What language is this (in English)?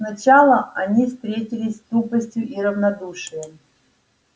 Russian